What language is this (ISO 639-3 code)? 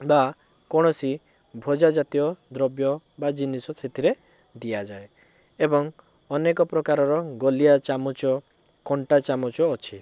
ori